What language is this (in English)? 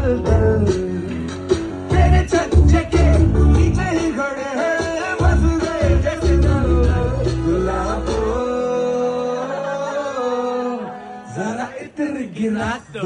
Arabic